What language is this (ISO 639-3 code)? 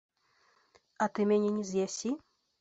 bel